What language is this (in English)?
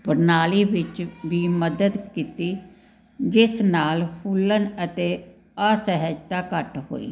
Punjabi